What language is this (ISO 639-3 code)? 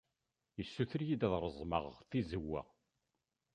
kab